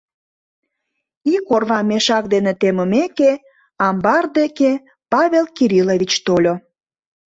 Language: Mari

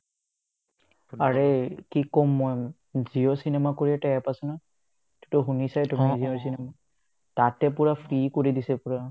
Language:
Assamese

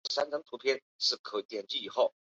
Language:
Chinese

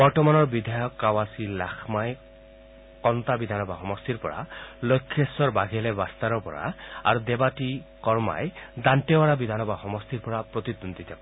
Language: Assamese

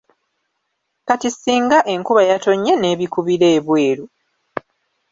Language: Ganda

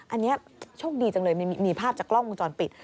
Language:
Thai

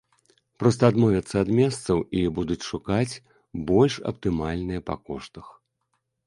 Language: Belarusian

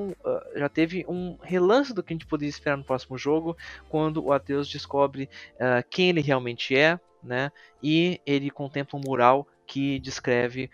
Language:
Portuguese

